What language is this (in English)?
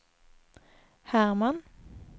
Swedish